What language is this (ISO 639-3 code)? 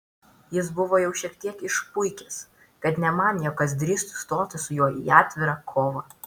lit